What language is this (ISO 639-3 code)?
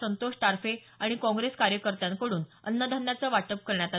mar